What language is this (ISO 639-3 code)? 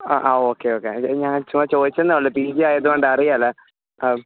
mal